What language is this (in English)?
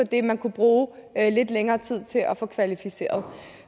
Danish